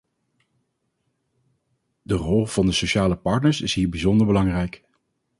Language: Dutch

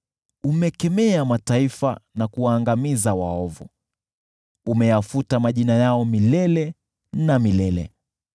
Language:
Swahili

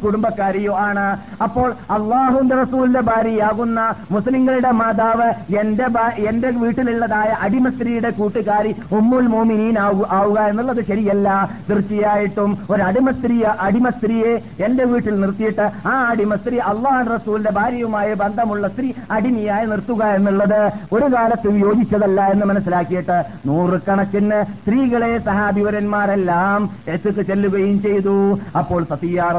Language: Malayalam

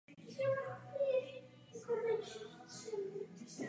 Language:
Czech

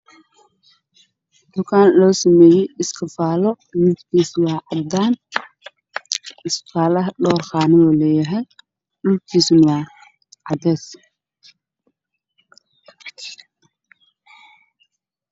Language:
Somali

